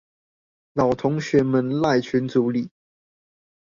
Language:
Chinese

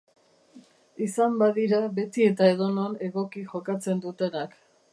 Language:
Basque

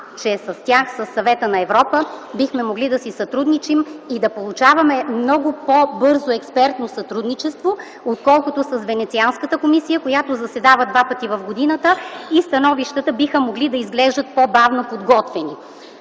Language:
Bulgarian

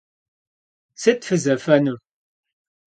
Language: Kabardian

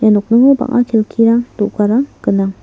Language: Garo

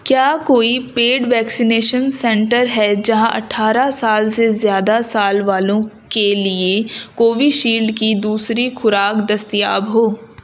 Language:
Urdu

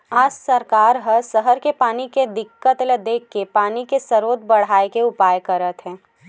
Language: Chhattisgarhi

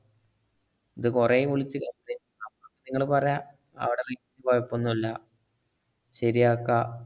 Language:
Malayalam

